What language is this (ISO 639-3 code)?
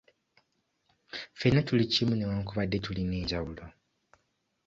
lug